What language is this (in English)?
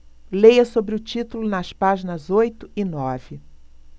Portuguese